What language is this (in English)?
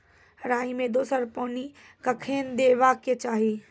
Maithili